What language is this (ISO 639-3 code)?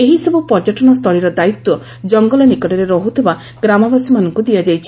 ori